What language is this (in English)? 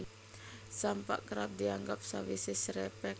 Javanese